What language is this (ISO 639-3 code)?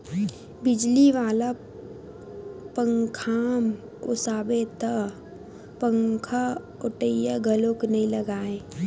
hne